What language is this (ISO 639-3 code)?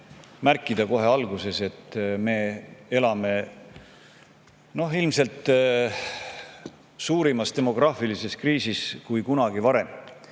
est